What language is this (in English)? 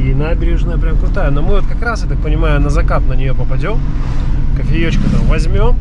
Russian